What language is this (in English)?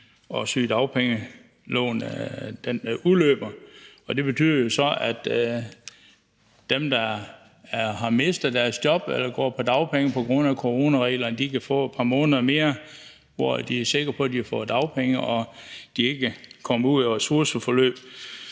Danish